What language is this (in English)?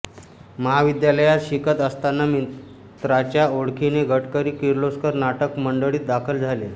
Marathi